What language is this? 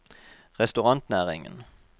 Norwegian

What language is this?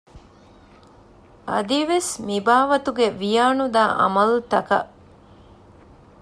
Divehi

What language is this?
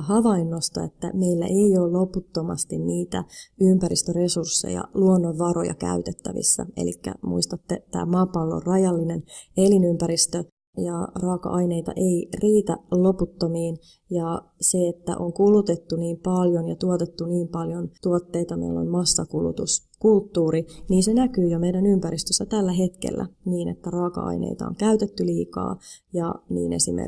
Finnish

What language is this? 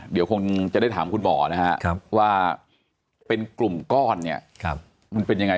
Thai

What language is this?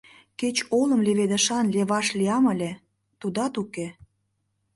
Mari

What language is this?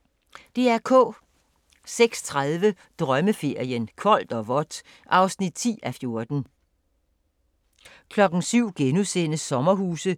Danish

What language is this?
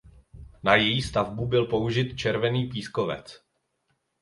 Czech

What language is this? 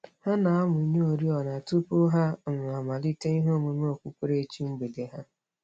Igbo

